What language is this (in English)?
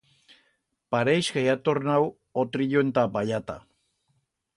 Aragonese